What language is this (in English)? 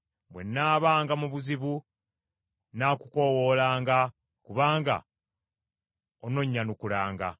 Ganda